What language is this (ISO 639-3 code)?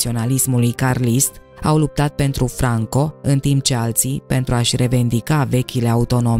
ron